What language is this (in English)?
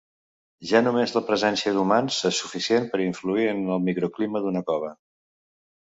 Catalan